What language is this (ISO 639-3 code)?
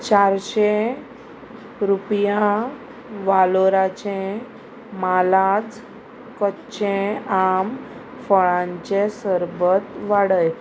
kok